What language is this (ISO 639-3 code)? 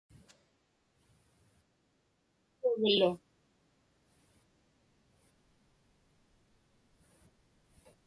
ipk